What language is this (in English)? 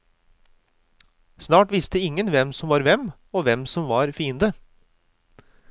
Norwegian